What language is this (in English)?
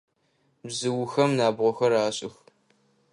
Adyghe